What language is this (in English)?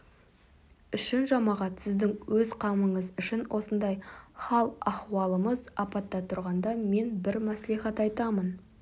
Kazakh